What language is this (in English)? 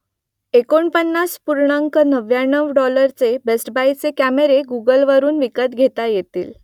Marathi